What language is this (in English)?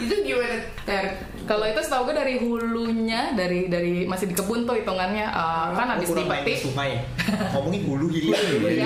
Indonesian